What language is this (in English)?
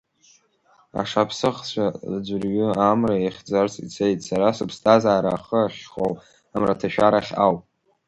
Abkhazian